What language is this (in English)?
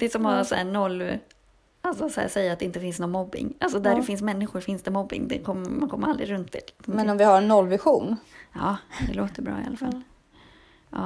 Swedish